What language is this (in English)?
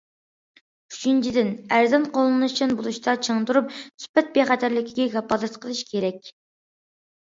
Uyghur